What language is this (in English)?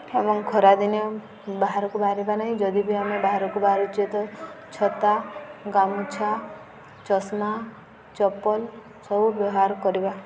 Odia